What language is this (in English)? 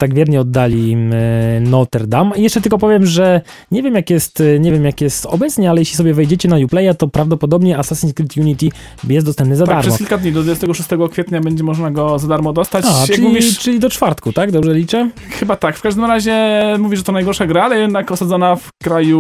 Polish